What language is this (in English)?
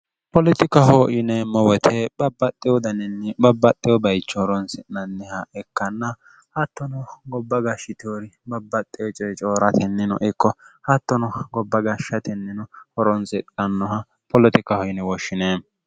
Sidamo